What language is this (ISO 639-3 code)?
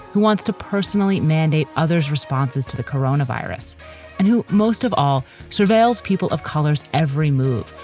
eng